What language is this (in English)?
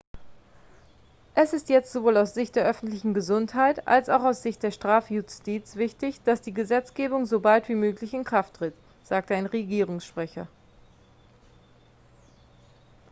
German